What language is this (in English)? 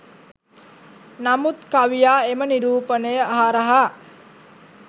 Sinhala